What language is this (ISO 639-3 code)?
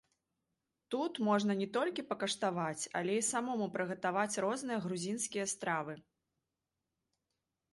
bel